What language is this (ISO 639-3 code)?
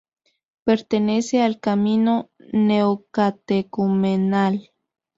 spa